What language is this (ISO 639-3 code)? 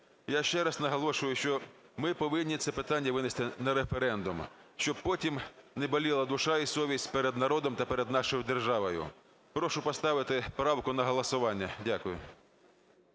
ukr